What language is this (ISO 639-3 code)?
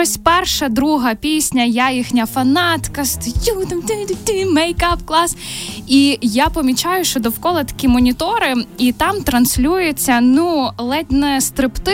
ukr